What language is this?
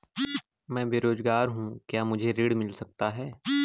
Hindi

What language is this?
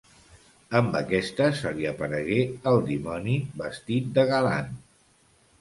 Catalan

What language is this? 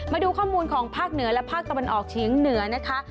Thai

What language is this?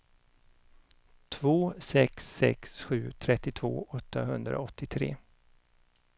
Swedish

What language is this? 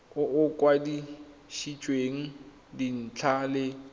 Tswana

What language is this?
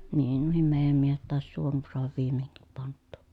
Finnish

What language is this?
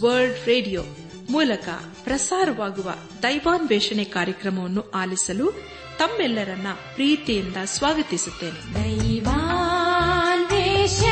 Kannada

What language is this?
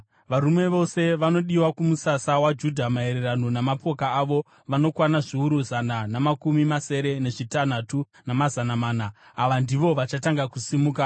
Shona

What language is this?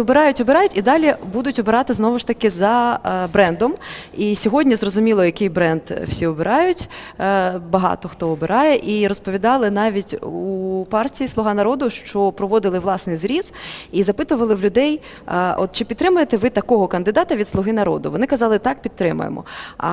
Ukrainian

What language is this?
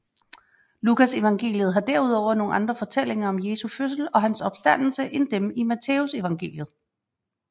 Danish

